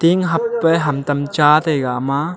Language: Wancho Naga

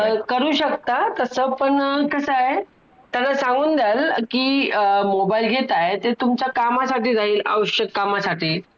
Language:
Marathi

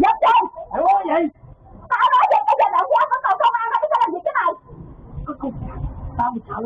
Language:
Vietnamese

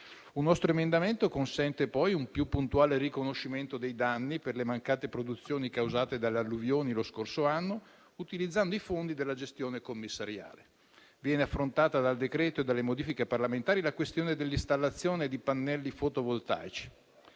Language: Italian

